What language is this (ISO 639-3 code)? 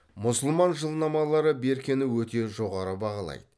kaz